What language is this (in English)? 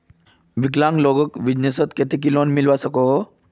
Magahi